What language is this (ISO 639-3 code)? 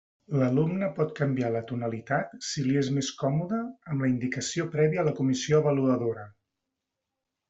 cat